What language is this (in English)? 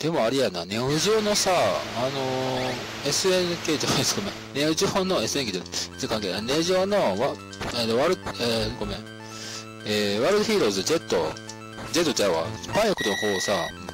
Japanese